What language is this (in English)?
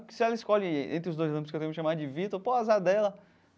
Portuguese